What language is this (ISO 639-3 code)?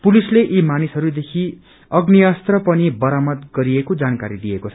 nep